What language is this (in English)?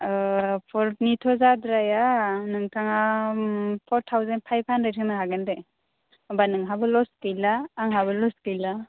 Bodo